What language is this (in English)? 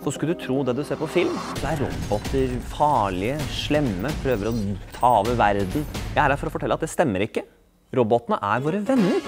Norwegian